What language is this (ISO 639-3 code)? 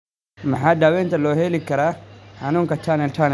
som